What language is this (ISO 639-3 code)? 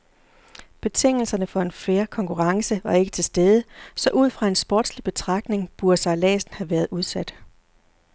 dan